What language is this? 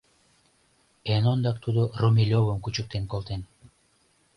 Mari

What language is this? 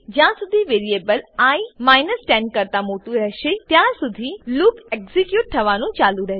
Gujarati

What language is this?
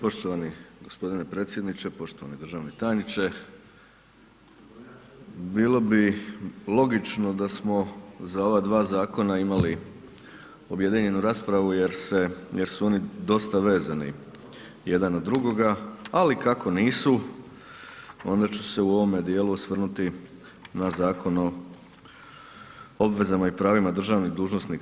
Croatian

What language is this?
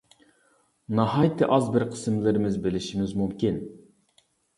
Uyghur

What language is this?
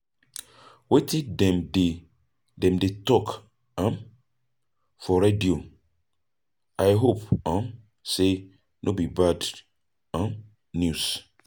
Nigerian Pidgin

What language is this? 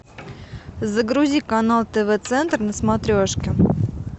Russian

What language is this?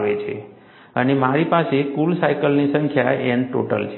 Gujarati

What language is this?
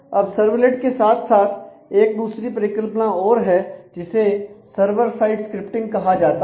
Hindi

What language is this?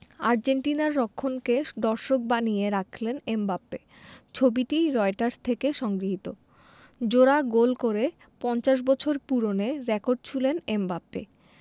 Bangla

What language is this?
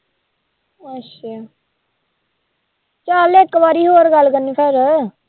Punjabi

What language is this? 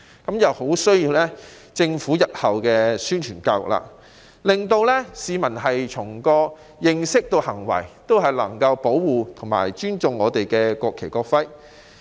Cantonese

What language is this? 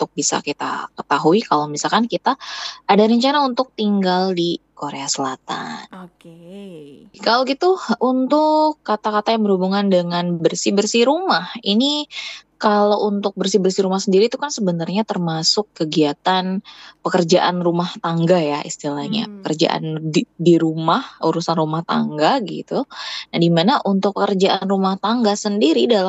Indonesian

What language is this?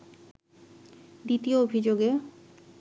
Bangla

